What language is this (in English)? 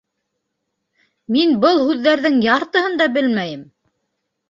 Bashkir